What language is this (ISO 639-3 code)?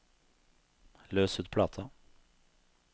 nor